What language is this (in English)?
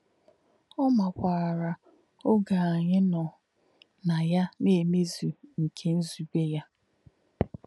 Igbo